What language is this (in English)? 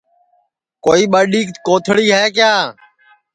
Sansi